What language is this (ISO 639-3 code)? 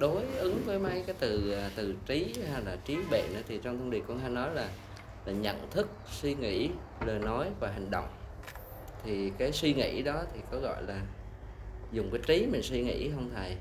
vie